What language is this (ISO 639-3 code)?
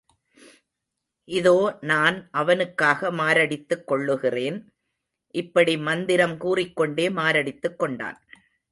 tam